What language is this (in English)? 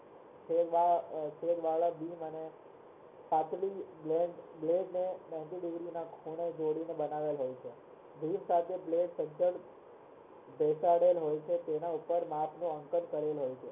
Gujarati